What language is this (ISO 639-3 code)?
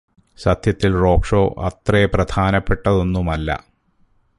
mal